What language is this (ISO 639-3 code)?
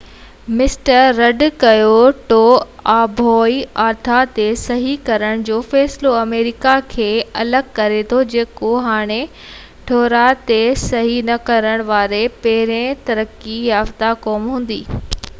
snd